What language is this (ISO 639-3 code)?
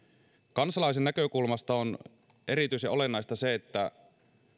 fin